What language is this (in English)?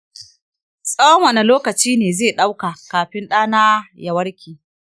Hausa